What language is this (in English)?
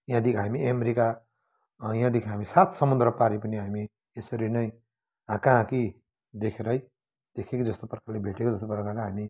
Nepali